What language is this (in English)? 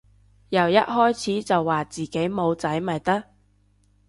Cantonese